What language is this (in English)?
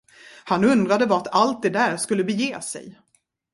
Swedish